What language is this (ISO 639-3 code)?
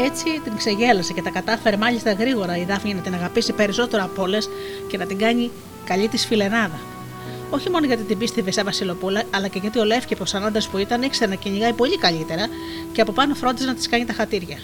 ell